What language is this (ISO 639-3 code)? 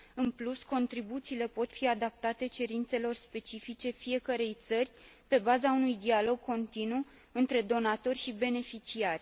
ron